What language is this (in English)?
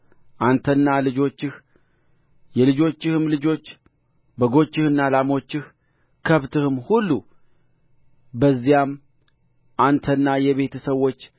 Amharic